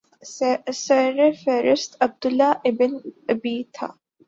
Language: Urdu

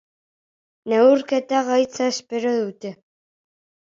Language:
Basque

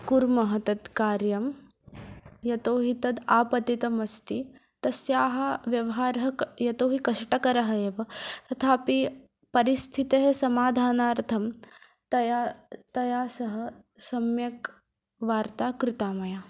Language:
Sanskrit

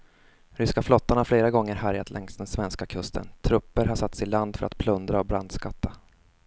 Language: Swedish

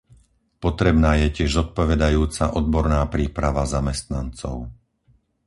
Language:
Slovak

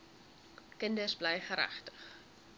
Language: Afrikaans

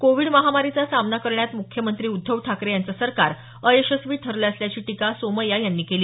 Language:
Marathi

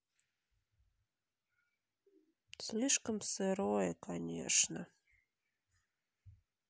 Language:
Russian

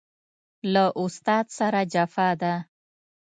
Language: Pashto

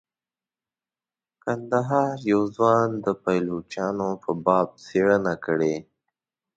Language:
Pashto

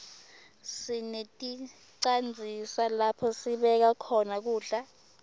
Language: Swati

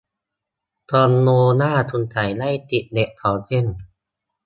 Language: Thai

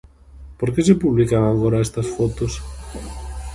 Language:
Galician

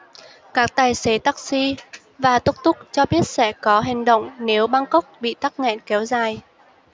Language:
Vietnamese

